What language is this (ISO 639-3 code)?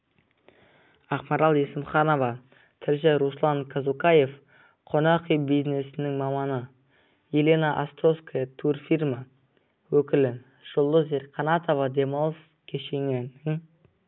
kaz